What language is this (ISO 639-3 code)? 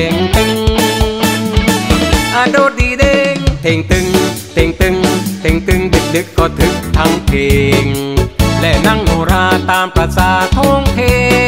tha